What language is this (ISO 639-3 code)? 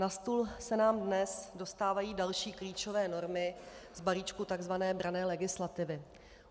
ces